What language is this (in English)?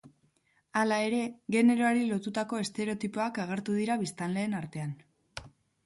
Basque